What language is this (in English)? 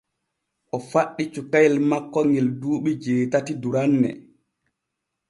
Borgu Fulfulde